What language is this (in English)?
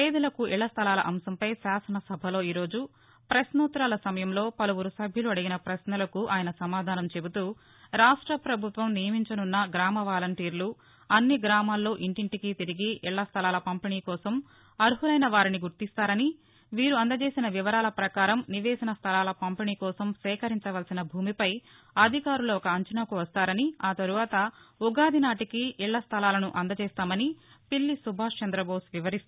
Telugu